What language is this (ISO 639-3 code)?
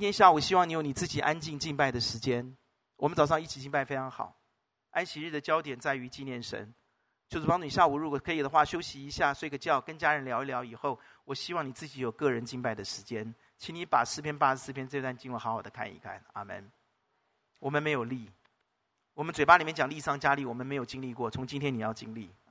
zho